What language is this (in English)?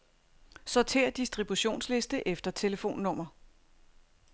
Danish